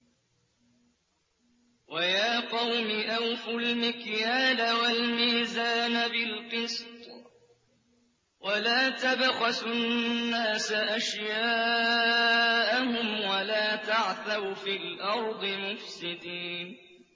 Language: Arabic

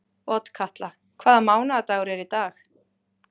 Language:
Icelandic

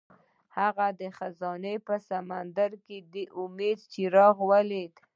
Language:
Pashto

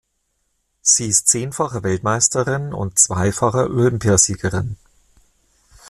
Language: German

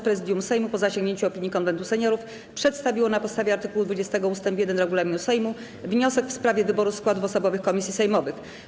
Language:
Polish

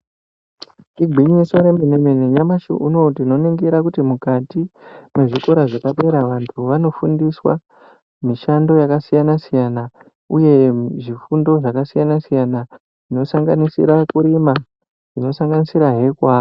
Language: Ndau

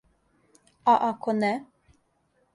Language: Serbian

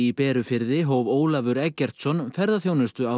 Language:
Icelandic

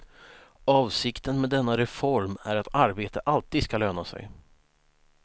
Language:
Swedish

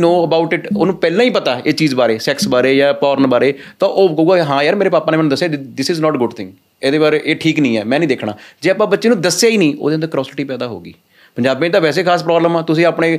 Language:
Punjabi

